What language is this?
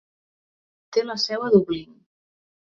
Catalan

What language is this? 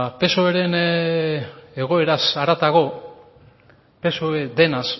Basque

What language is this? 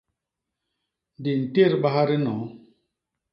Basaa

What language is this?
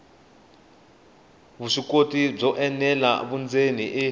Tsonga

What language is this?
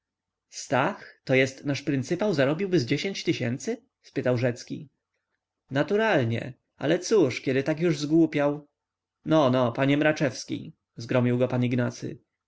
Polish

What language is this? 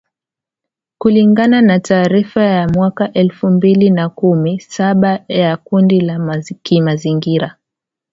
Swahili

